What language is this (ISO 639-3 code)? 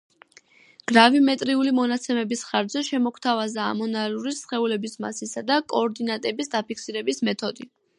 kat